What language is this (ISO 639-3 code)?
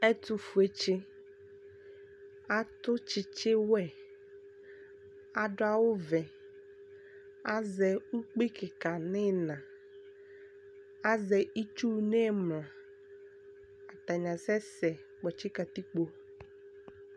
kpo